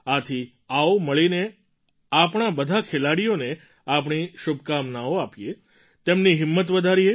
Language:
Gujarati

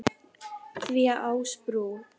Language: Icelandic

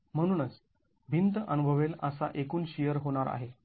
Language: Marathi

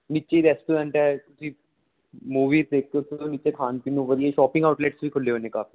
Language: Punjabi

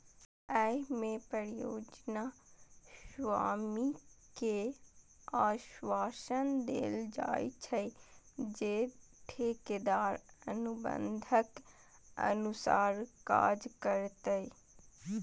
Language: Maithili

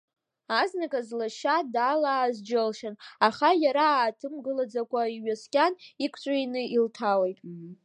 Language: Abkhazian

